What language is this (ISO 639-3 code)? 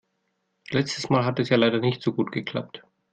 deu